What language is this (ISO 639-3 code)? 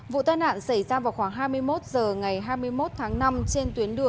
vie